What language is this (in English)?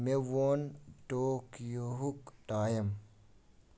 Kashmiri